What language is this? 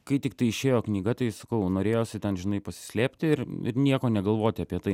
Lithuanian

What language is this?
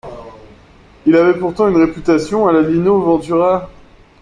French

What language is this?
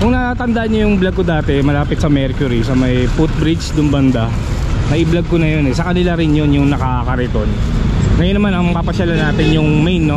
Filipino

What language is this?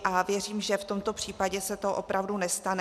Czech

